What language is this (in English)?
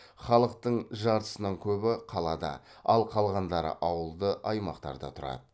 Kazakh